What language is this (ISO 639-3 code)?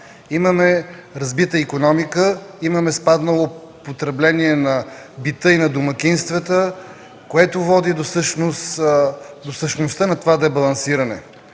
bul